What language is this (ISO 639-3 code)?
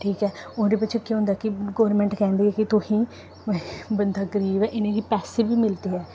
doi